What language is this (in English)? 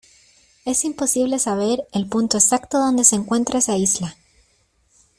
Spanish